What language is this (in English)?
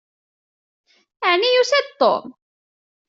Kabyle